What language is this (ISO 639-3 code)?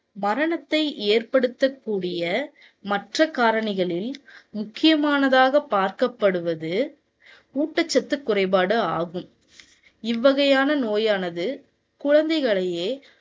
tam